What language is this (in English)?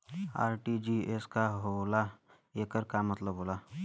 Bhojpuri